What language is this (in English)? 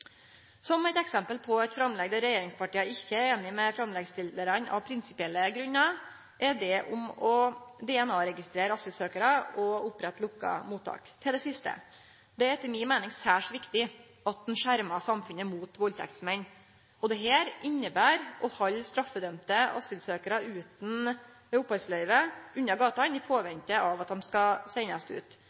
Norwegian Nynorsk